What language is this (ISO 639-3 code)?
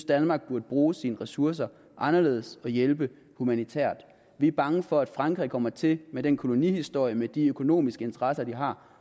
dan